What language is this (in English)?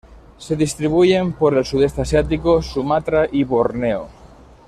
Spanish